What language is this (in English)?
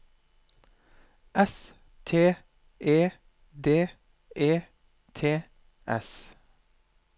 Norwegian